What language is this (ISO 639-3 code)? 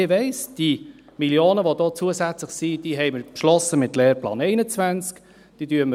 gsw